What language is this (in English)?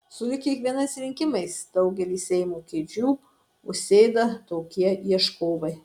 Lithuanian